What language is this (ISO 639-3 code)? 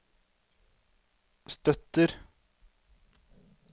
nor